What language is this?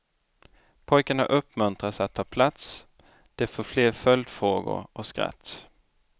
Swedish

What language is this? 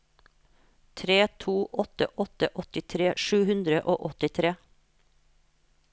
Norwegian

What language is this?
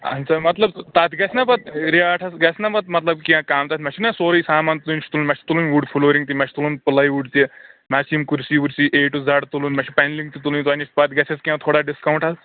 Kashmiri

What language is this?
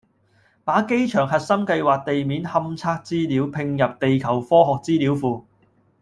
Cantonese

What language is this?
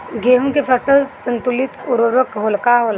Bhojpuri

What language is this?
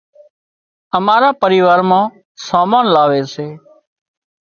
Wadiyara Koli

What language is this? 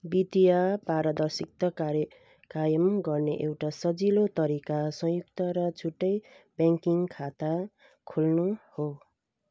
Nepali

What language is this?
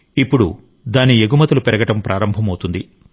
Telugu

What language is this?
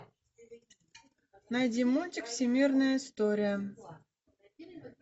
Russian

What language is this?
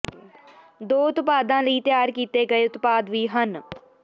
Punjabi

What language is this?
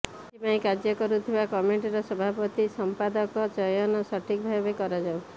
Odia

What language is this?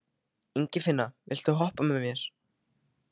Icelandic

